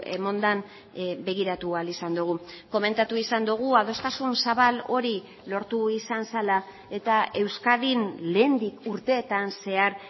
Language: Basque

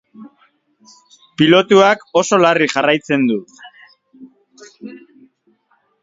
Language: Basque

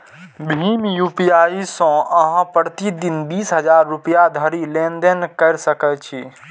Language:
Maithili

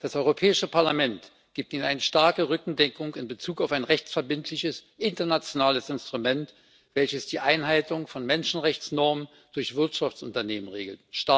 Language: German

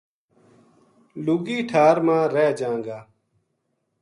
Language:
Gujari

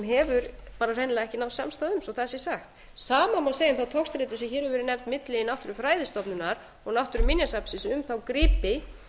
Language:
Icelandic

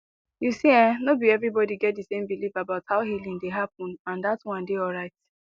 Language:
Nigerian Pidgin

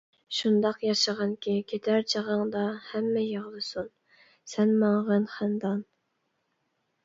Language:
Uyghur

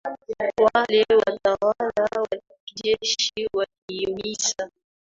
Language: Swahili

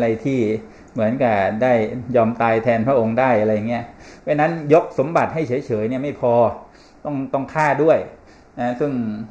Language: Thai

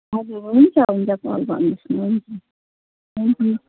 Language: Nepali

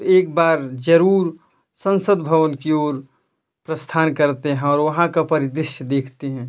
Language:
Hindi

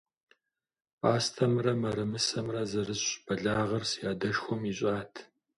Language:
Kabardian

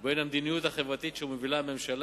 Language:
Hebrew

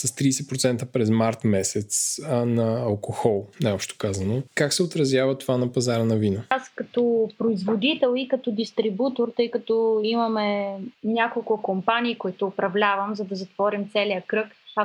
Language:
Bulgarian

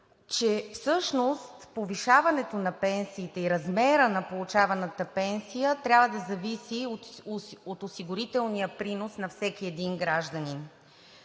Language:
Bulgarian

